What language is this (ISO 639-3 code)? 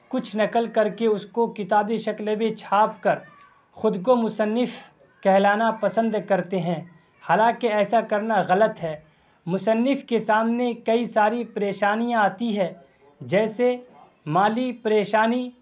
urd